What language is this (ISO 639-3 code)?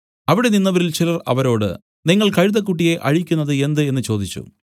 mal